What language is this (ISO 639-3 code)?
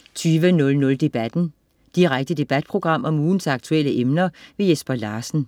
dan